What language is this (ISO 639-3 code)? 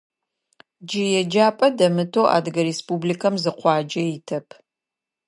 ady